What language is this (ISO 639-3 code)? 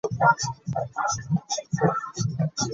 lug